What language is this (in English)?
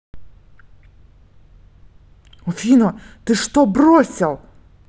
Russian